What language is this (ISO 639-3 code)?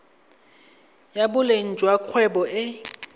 tsn